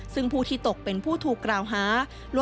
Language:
Thai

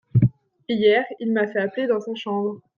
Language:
French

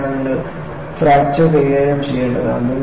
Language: Malayalam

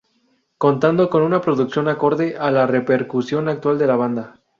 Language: Spanish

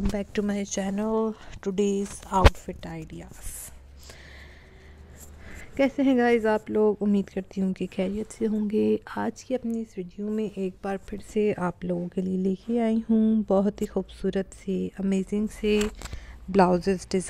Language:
Hindi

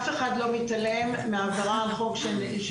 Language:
Hebrew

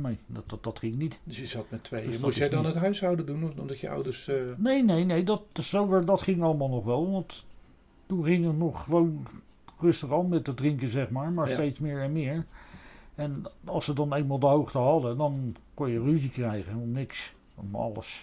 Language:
Dutch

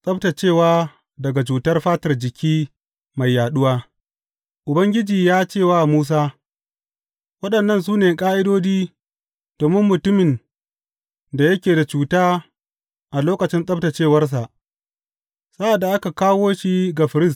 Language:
Hausa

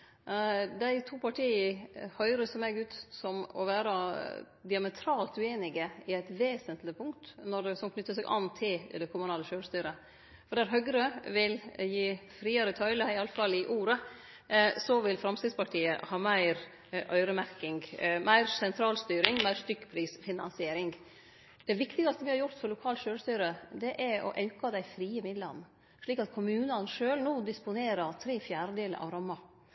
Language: Norwegian Nynorsk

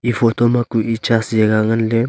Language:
Wancho Naga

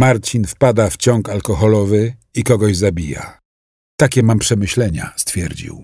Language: Polish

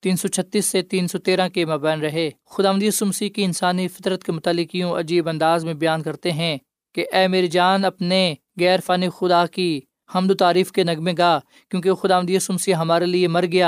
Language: Urdu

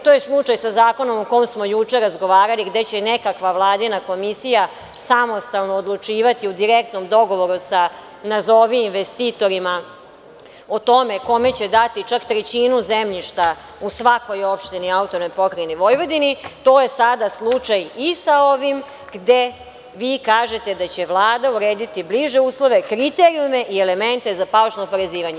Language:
Serbian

